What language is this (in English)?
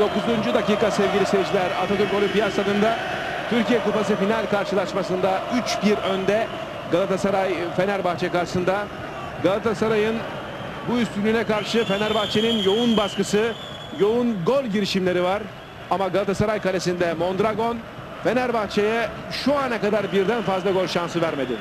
Turkish